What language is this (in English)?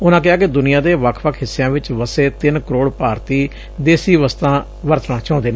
Punjabi